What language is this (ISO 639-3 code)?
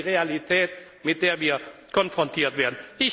deu